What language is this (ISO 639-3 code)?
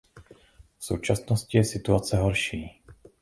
ces